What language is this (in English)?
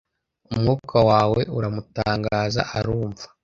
Kinyarwanda